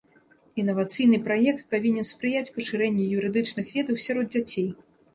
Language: Belarusian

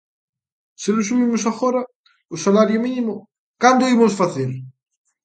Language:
Galician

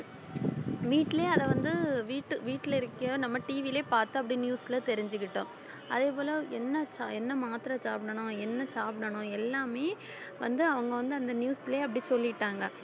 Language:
Tamil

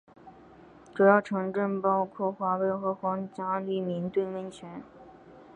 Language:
Chinese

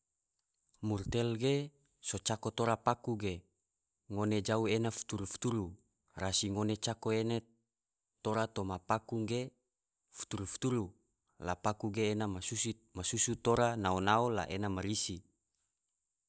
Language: Tidore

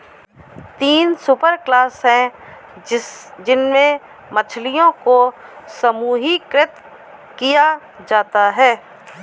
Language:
Hindi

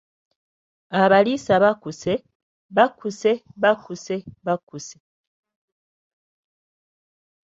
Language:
Ganda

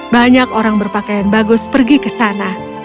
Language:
Indonesian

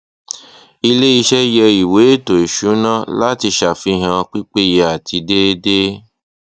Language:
Yoruba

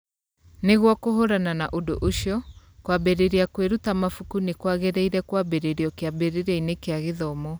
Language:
Kikuyu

